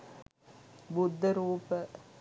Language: Sinhala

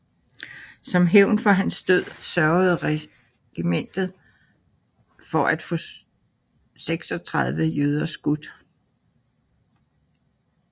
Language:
Danish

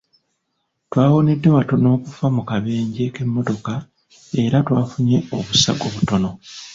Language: Ganda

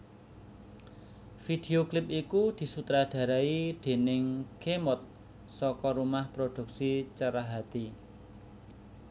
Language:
Javanese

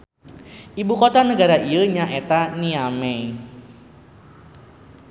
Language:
Sundanese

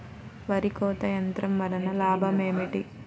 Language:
Telugu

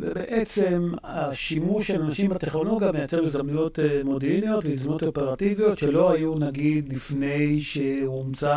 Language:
Hebrew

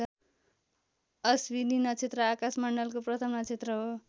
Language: Nepali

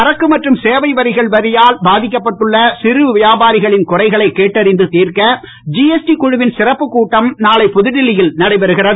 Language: Tamil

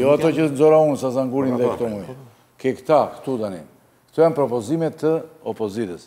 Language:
Romanian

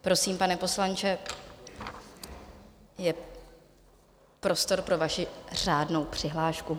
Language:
Czech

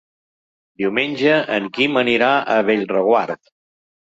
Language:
Catalan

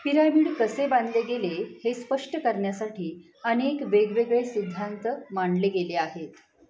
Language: Marathi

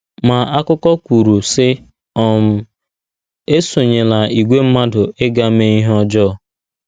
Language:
Igbo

